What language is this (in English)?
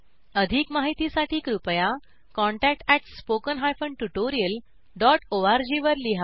Marathi